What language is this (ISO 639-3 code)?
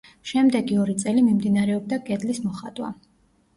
kat